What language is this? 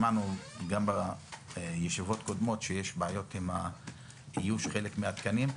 Hebrew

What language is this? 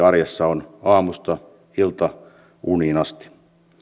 Finnish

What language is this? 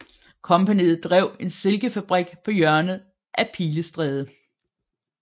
Danish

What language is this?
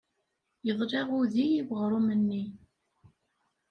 Kabyle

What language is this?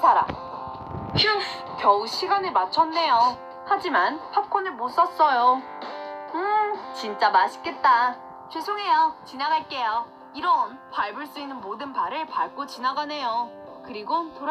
Korean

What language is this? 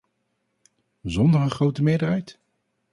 Dutch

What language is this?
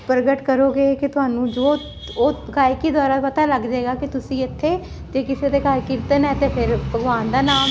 Punjabi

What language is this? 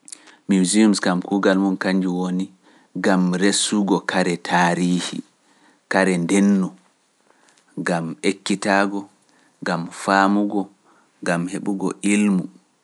Pular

